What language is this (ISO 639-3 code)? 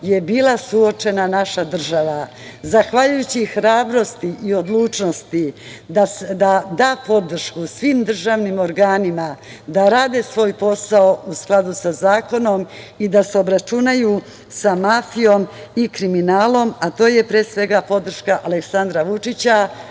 srp